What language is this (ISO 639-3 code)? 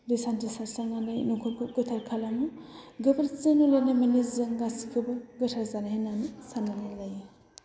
brx